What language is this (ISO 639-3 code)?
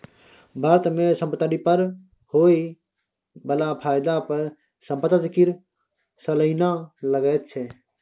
mai